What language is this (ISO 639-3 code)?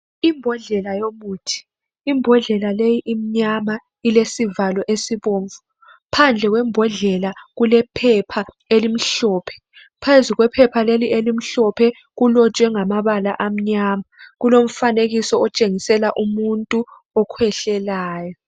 nde